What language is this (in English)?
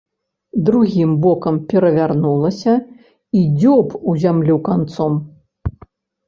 Belarusian